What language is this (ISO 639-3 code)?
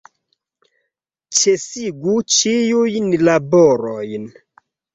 epo